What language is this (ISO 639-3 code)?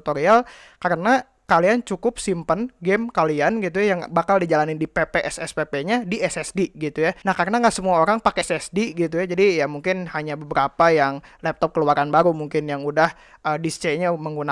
ind